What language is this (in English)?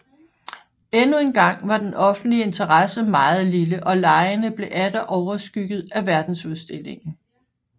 Danish